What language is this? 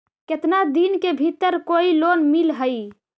Magahi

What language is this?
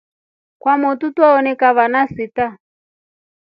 Rombo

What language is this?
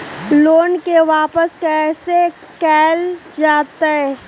Magahi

